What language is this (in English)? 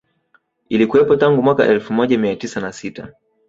Swahili